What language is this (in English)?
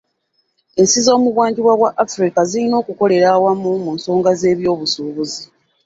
Ganda